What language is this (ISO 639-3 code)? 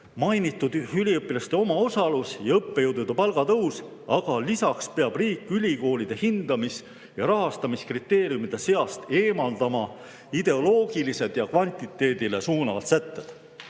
est